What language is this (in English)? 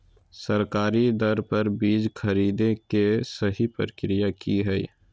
Magahi